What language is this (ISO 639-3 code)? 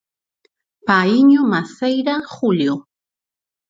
glg